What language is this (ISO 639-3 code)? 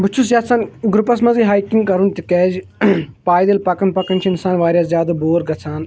kas